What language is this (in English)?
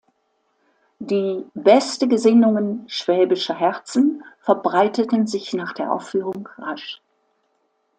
German